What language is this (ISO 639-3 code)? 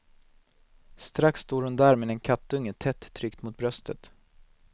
swe